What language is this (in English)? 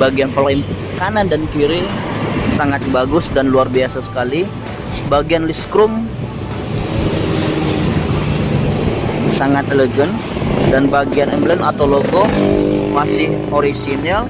Indonesian